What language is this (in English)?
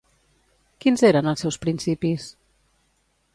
Catalan